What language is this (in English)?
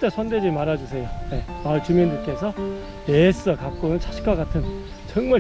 Korean